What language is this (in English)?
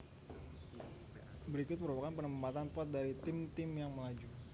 Javanese